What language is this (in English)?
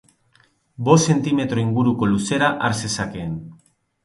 Basque